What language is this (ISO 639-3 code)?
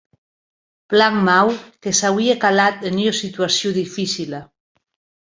oci